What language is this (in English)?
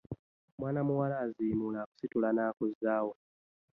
Ganda